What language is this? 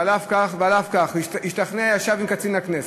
Hebrew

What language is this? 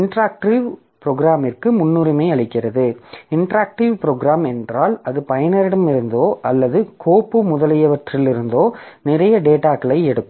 Tamil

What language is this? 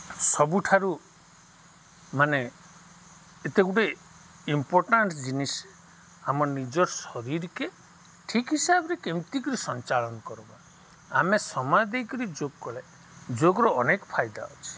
Odia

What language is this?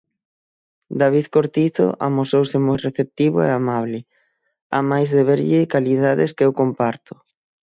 Galician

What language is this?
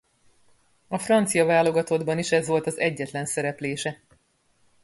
Hungarian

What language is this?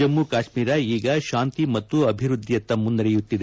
Kannada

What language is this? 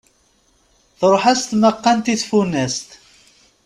Kabyle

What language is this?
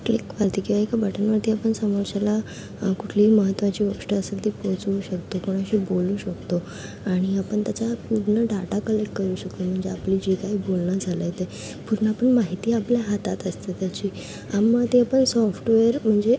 Marathi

